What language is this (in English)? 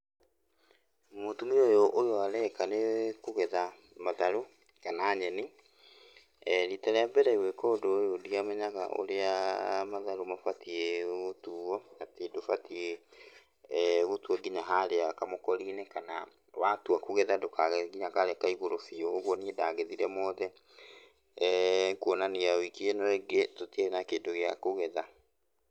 Kikuyu